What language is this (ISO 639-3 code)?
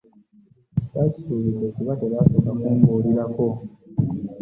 lug